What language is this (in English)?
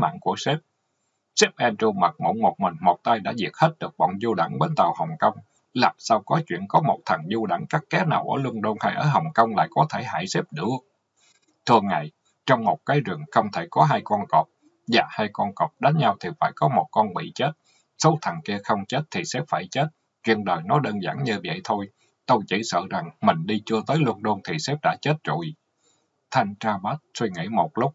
Vietnamese